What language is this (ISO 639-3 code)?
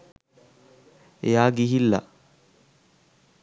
sin